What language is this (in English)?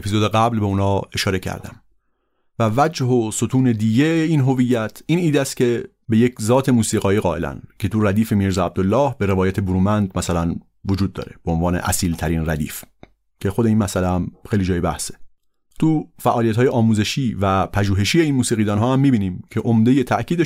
Persian